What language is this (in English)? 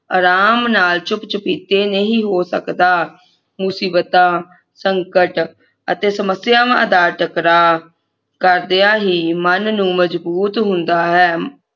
Punjabi